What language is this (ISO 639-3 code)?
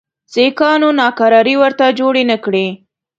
pus